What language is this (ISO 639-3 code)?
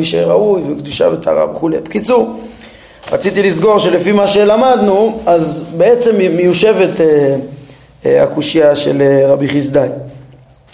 heb